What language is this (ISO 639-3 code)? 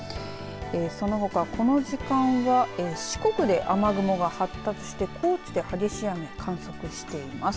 jpn